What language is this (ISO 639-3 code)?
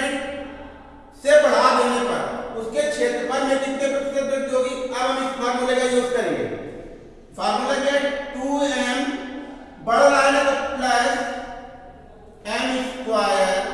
hin